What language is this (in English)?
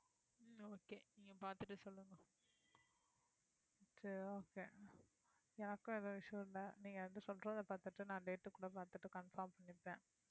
Tamil